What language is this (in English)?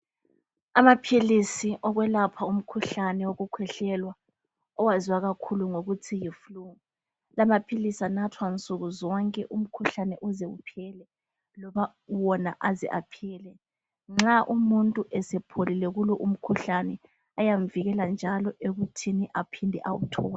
North Ndebele